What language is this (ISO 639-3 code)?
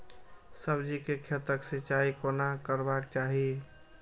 mai